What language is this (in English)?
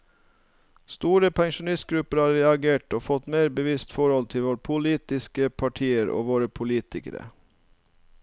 Norwegian